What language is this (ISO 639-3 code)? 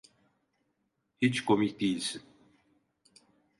tur